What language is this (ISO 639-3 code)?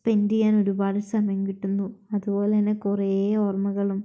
mal